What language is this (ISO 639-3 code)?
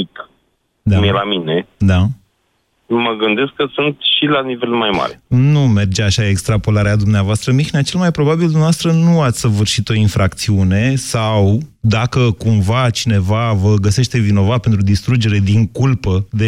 ron